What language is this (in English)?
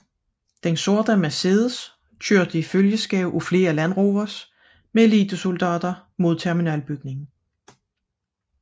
Danish